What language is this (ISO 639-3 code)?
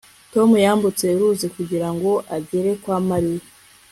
kin